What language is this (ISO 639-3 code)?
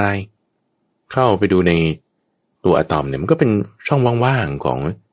tha